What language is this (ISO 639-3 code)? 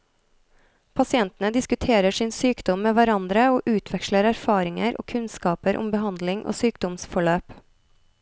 nor